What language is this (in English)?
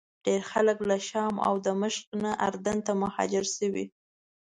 Pashto